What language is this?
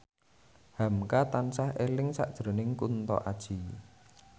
Javanese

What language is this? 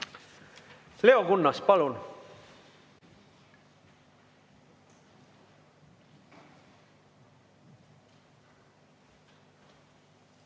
Estonian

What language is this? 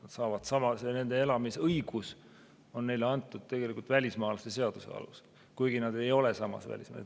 Estonian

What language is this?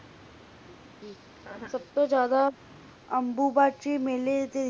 Punjabi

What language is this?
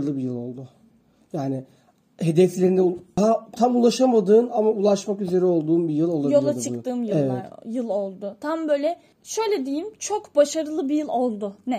Turkish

